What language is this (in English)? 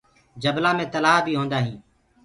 Gurgula